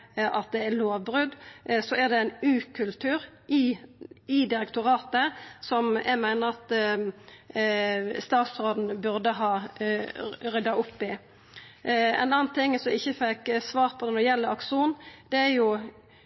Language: Norwegian Nynorsk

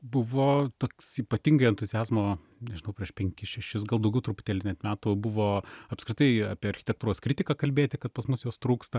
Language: Lithuanian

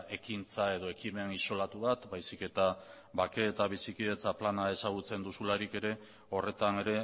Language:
Basque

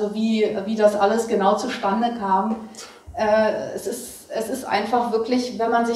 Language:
German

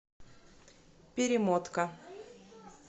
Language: Russian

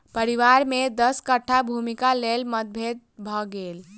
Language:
Maithili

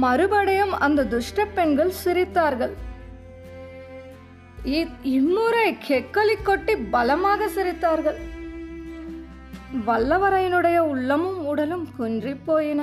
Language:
Tamil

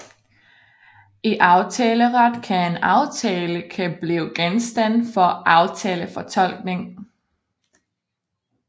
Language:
Danish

